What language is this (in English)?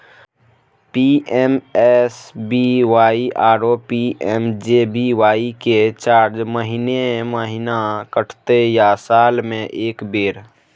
Maithili